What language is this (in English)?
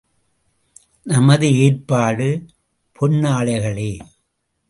Tamil